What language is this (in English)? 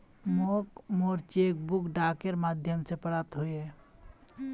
Magahi